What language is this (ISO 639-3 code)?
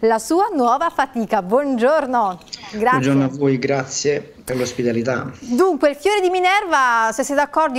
ita